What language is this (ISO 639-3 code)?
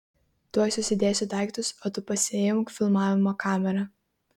lit